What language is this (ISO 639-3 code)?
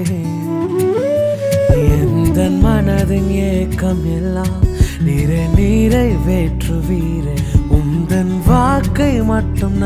urd